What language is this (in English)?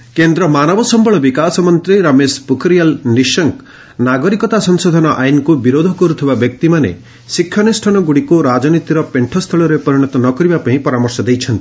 Odia